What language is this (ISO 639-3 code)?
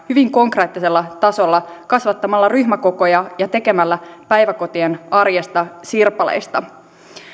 fin